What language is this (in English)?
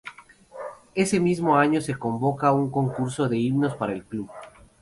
Spanish